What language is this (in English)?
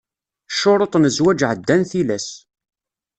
Kabyle